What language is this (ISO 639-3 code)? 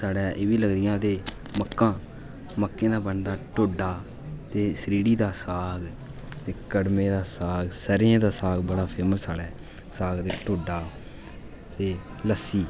doi